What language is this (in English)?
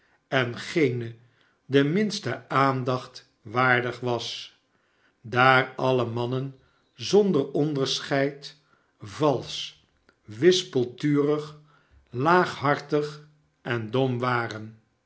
Dutch